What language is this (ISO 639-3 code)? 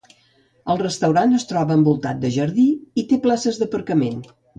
cat